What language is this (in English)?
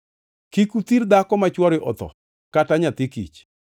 Luo (Kenya and Tanzania)